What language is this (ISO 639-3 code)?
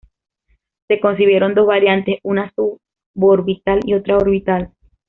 spa